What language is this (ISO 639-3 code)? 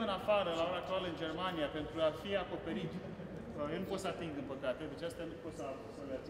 ron